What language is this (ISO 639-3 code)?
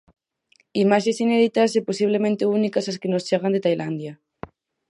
glg